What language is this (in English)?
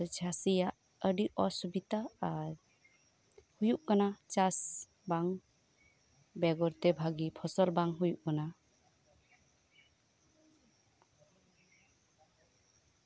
Santali